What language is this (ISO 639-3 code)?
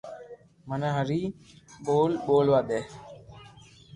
lrk